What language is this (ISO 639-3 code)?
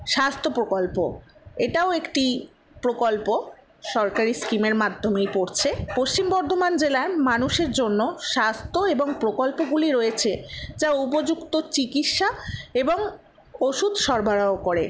ben